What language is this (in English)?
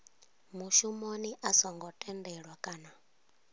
Venda